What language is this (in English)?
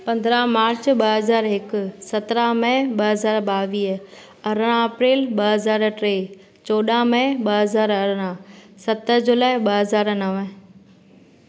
Sindhi